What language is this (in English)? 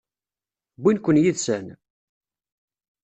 Kabyle